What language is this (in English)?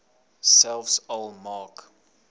Afrikaans